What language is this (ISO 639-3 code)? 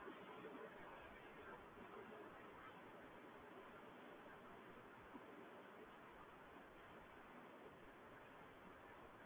guj